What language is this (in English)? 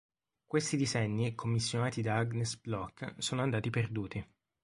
Italian